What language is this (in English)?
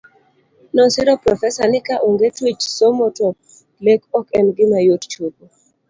Luo (Kenya and Tanzania)